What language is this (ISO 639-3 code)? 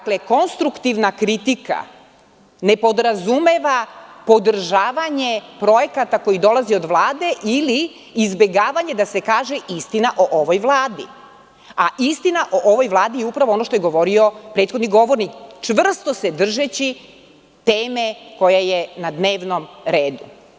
srp